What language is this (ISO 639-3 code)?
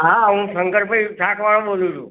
guj